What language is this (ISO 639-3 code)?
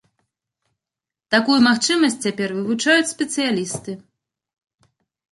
bel